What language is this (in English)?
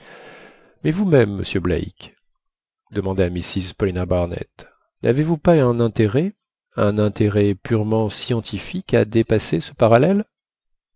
French